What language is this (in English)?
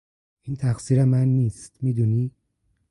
Persian